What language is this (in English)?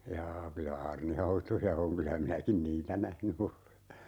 Finnish